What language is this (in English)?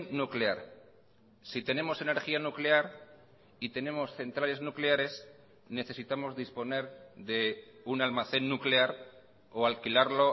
Spanish